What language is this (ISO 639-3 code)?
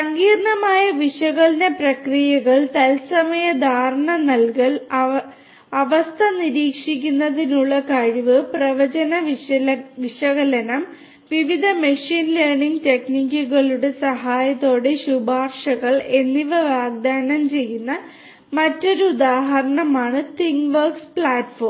mal